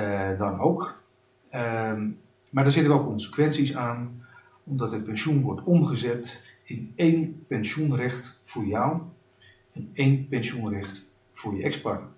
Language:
Dutch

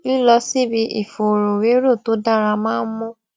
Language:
Yoruba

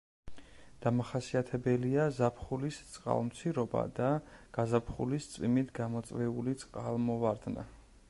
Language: Georgian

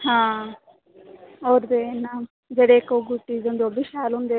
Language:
Dogri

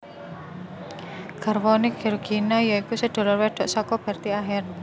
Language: Javanese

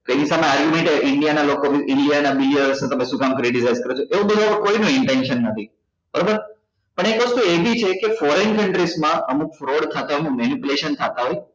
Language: Gujarati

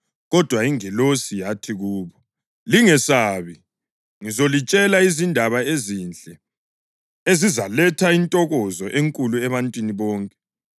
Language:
North Ndebele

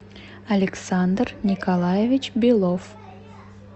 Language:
Russian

